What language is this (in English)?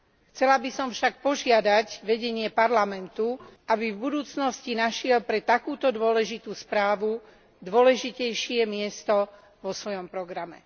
Slovak